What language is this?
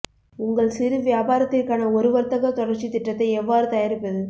Tamil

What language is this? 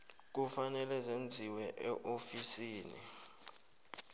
South Ndebele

